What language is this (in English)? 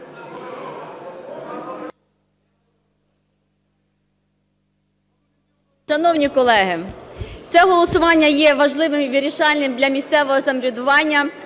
Ukrainian